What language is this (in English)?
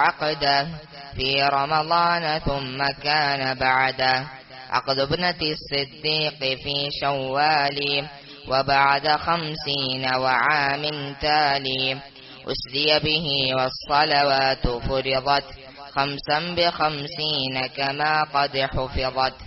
Arabic